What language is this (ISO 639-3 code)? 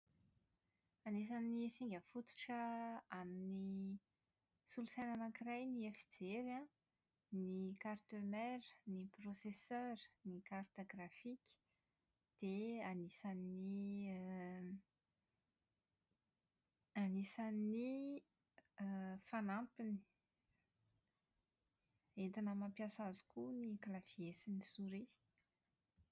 mlg